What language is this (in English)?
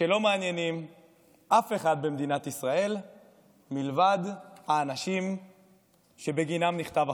Hebrew